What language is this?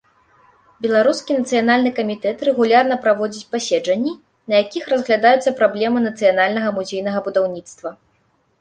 Belarusian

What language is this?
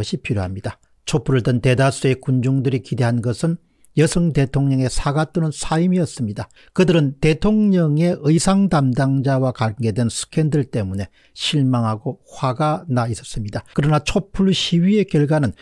Korean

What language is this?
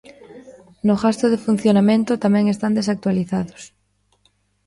Galician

